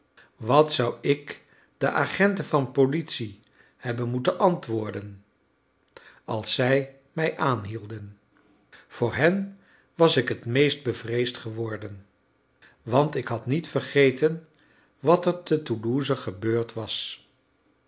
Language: Dutch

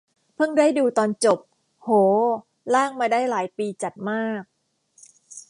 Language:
Thai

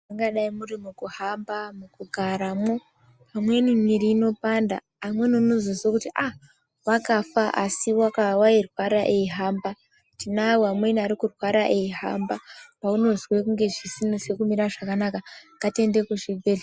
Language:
Ndau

